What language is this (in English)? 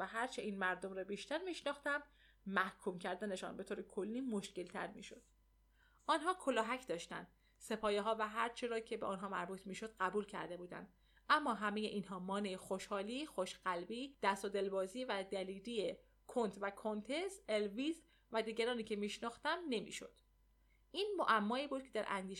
Persian